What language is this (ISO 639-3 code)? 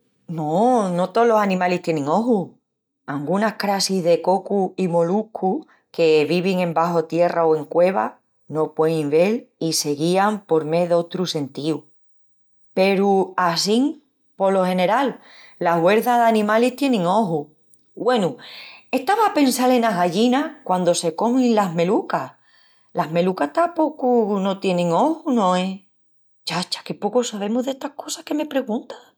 ext